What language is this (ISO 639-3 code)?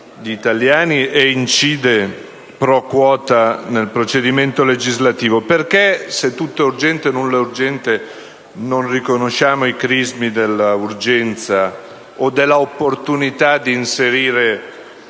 ita